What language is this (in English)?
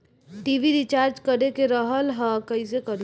Bhojpuri